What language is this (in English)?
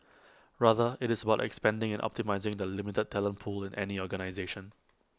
English